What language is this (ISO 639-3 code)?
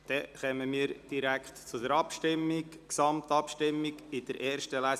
gsw